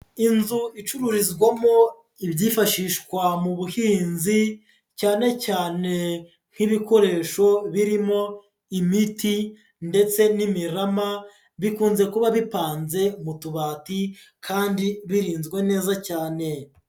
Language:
Kinyarwanda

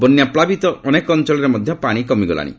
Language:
Odia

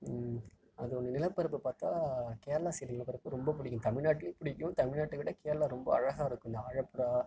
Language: Tamil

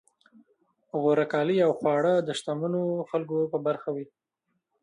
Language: Pashto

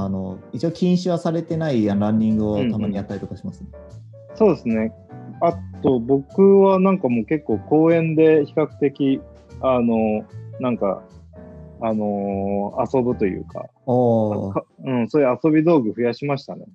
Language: Japanese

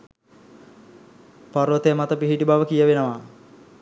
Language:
Sinhala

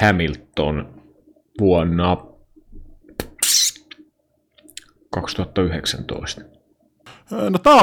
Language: Finnish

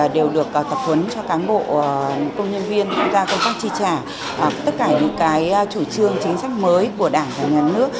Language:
Vietnamese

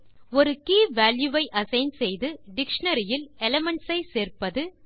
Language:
Tamil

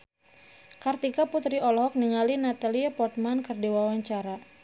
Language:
Sundanese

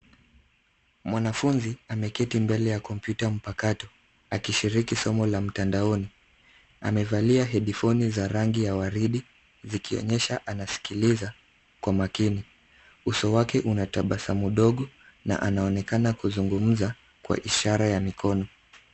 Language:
Swahili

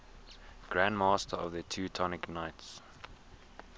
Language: English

